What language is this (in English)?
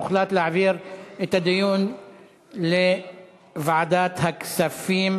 Hebrew